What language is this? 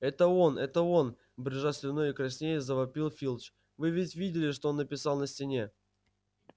Russian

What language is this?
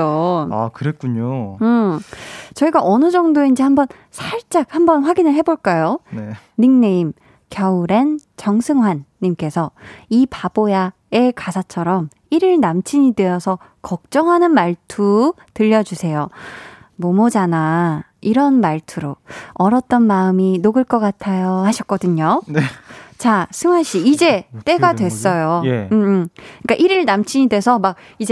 Korean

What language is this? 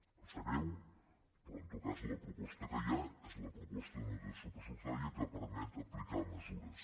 Catalan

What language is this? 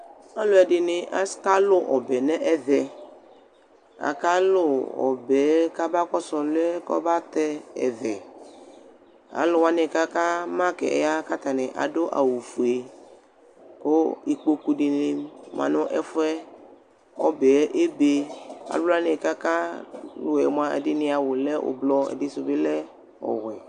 Ikposo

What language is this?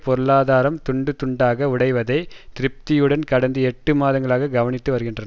Tamil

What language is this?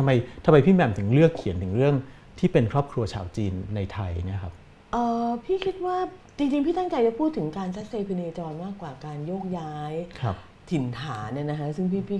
Thai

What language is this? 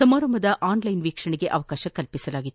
Kannada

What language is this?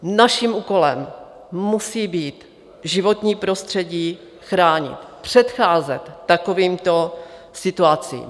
Czech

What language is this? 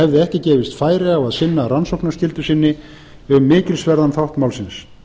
Icelandic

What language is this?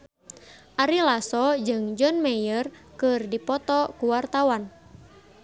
Sundanese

